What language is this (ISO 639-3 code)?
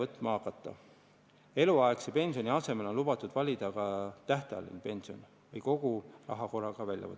est